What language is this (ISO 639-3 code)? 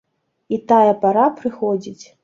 bel